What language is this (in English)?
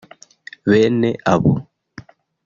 Kinyarwanda